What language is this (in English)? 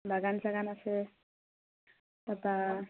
Assamese